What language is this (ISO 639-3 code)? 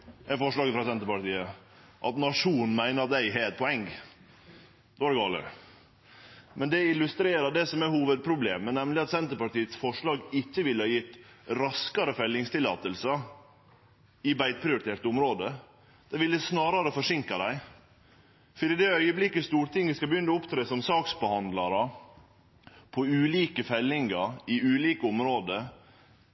nno